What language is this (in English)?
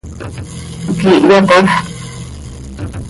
Seri